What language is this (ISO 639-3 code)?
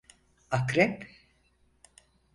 tur